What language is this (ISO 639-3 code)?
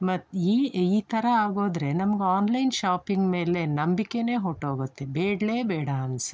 kan